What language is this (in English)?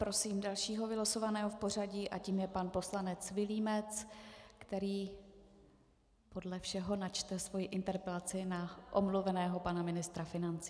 Czech